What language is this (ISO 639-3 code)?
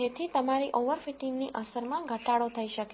guj